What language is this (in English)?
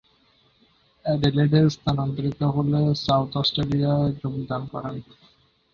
Bangla